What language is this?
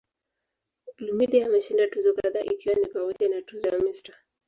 Swahili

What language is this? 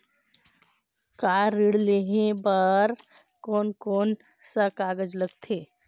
Chhattisgarhi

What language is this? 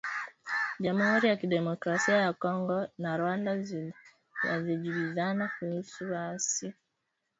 Swahili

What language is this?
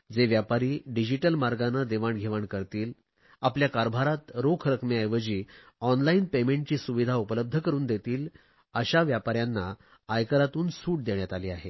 Marathi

